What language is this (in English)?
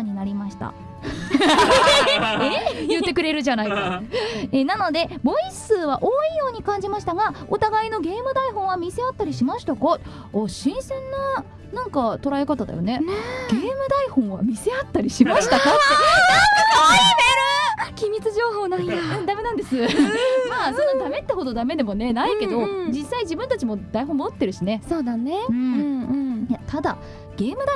Japanese